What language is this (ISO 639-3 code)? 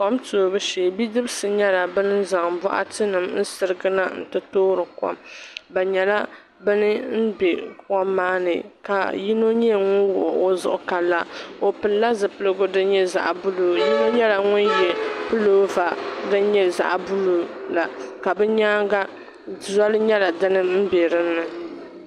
dag